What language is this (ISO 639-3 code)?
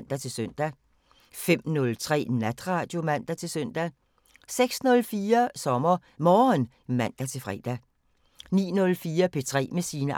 dan